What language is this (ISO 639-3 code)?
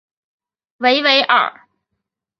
zho